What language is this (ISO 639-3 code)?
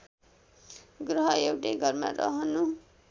nep